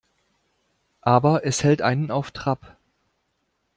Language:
German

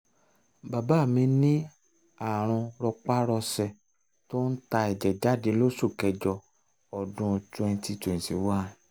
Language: Yoruba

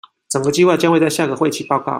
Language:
Chinese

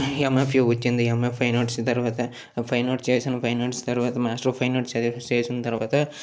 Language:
Telugu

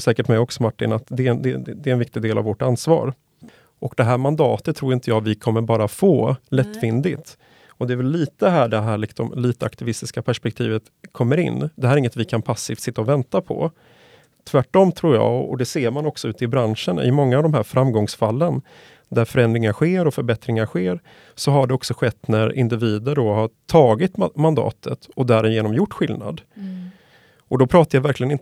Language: Swedish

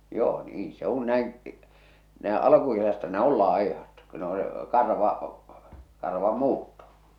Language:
Finnish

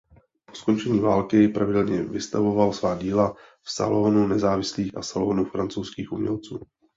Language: Czech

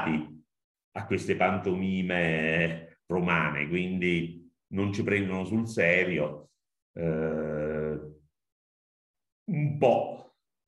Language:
Italian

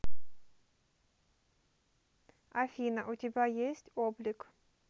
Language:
Russian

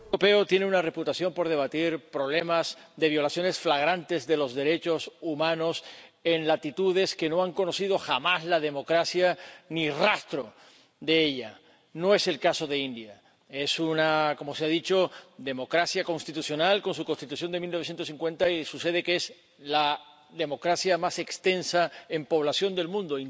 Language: Spanish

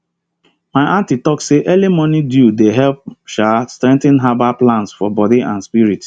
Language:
Nigerian Pidgin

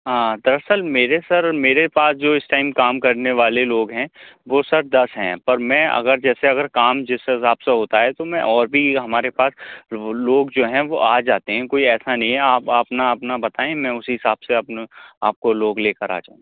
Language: Urdu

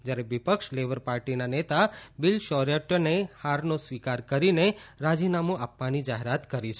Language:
Gujarati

